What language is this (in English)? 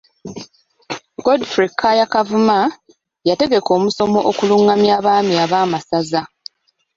Ganda